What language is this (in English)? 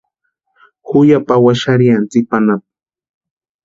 Western Highland Purepecha